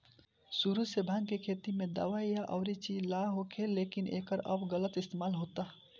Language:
Bhojpuri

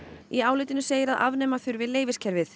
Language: Icelandic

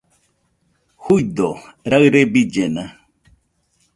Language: Nüpode Huitoto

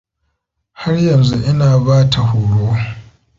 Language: Hausa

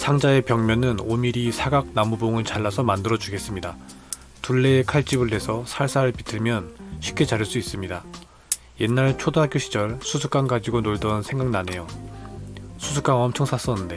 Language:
Korean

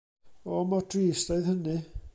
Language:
Welsh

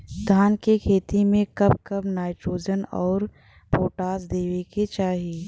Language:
Bhojpuri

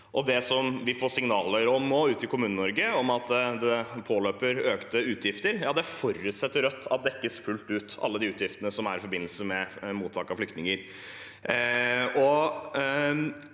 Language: Norwegian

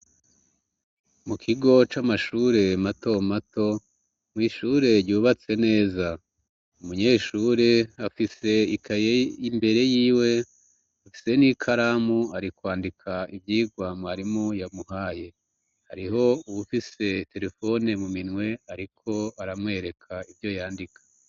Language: Rundi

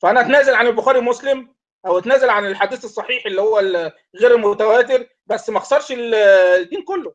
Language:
Arabic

